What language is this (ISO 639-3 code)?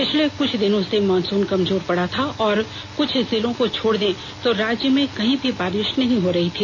hin